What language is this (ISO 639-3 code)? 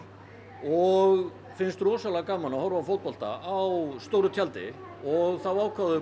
isl